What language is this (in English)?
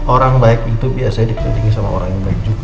Indonesian